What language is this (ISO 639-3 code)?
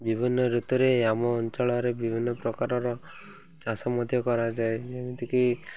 ori